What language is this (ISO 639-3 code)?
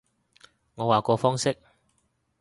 yue